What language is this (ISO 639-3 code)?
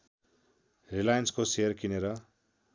nep